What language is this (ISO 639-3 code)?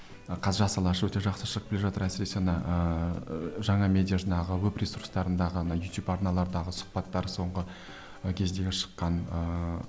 kaz